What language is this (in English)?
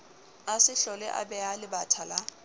Southern Sotho